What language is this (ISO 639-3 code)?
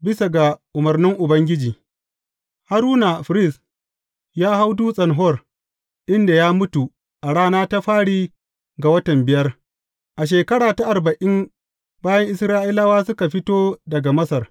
hau